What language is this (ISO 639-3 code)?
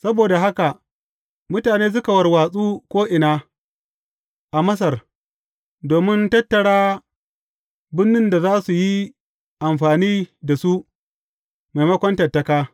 hau